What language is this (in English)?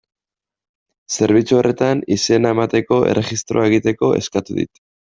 Basque